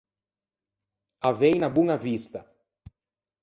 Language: Ligurian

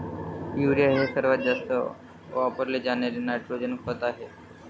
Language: Marathi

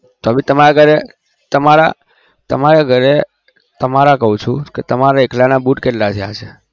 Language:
Gujarati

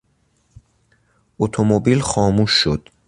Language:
Persian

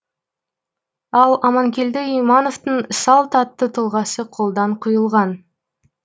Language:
Kazakh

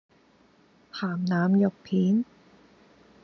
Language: Cantonese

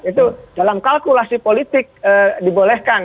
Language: Indonesian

